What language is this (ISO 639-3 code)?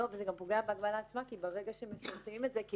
heb